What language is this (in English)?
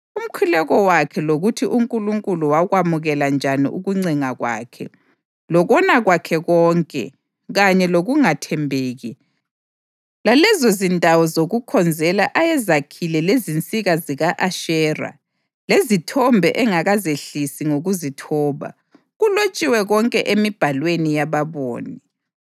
North Ndebele